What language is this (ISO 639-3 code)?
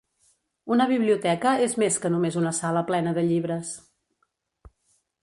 cat